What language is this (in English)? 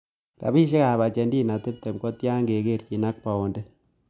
Kalenjin